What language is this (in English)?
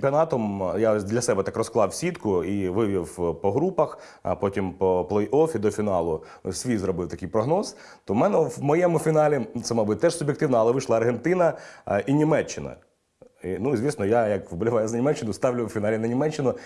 Ukrainian